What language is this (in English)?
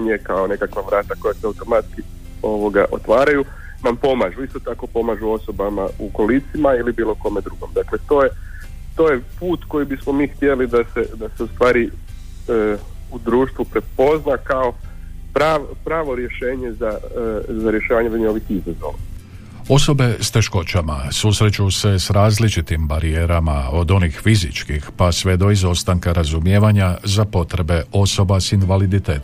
Croatian